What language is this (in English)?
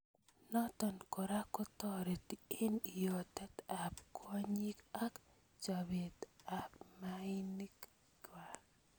Kalenjin